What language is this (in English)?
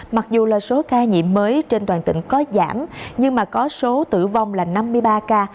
Vietnamese